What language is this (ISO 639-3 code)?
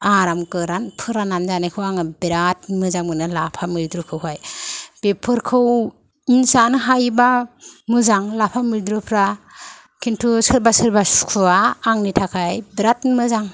brx